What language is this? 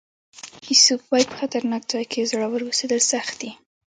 Pashto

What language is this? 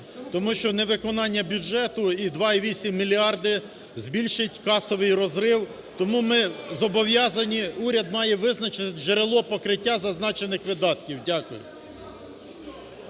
Ukrainian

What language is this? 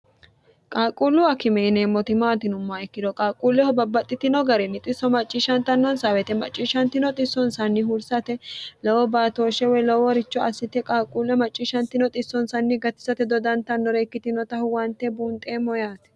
Sidamo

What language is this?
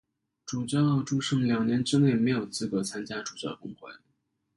Chinese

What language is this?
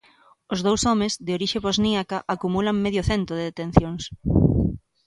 Galician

